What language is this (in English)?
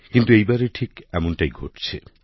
Bangla